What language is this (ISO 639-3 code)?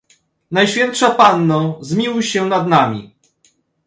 pol